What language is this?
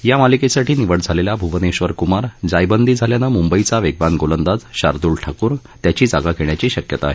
Marathi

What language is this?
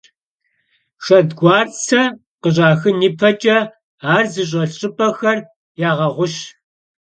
Kabardian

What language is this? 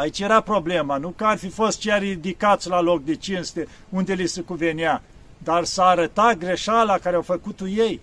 Romanian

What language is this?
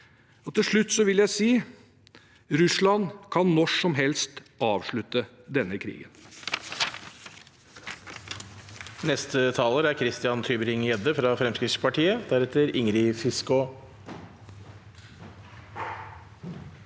Norwegian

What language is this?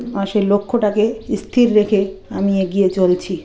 Bangla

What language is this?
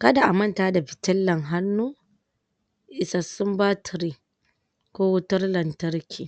Hausa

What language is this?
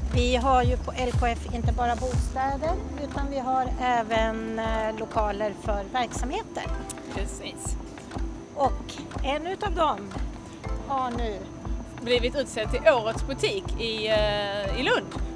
Swedish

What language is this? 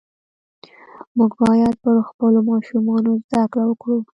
Pashto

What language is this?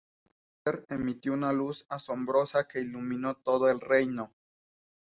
Spanish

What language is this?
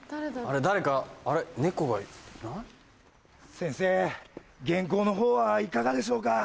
Japanese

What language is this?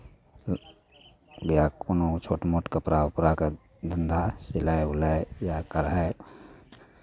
Maithili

